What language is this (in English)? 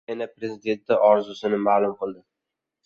Uzbek